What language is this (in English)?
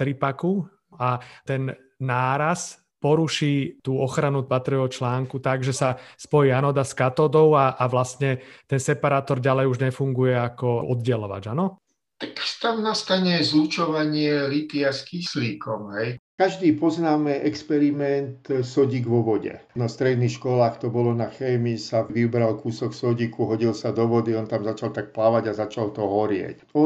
Slovak